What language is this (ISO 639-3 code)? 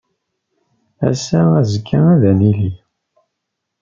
kab